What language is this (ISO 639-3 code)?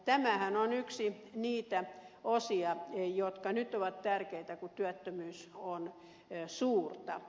fin